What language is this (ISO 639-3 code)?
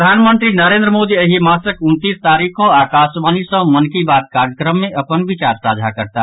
mai